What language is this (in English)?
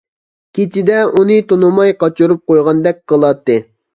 Uyghur